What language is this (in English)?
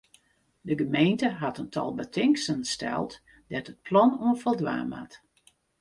Western Frisian